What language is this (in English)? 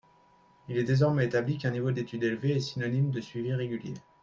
French